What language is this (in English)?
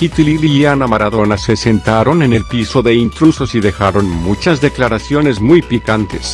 Spanish